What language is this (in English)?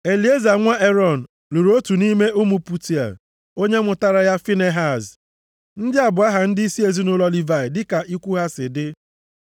Igbo